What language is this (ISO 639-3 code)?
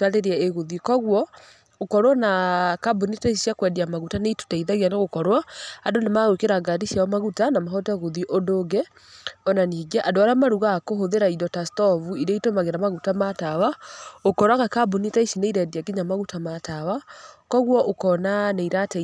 kik